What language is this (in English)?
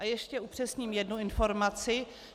Czech